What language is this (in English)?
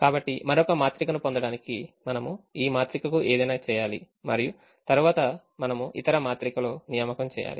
Telugu